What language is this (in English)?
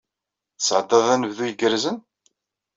Kabyle